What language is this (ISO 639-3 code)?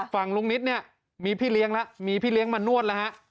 tha